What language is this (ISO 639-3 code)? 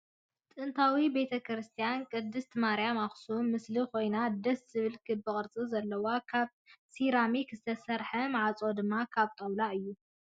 tir